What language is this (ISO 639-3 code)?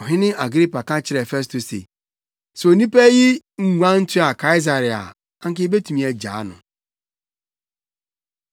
aka